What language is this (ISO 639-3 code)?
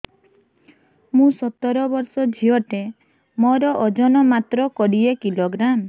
ori